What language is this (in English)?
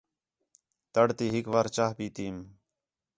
Khetrani